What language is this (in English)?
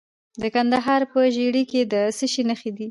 Pashto